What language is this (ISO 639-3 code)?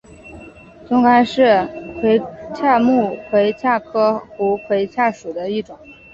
zho